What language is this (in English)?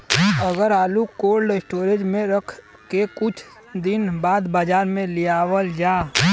Bhojpuri